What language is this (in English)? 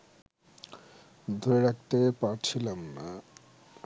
Bangla